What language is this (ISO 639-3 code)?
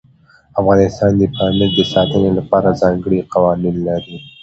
pus